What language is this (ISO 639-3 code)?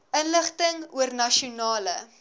afr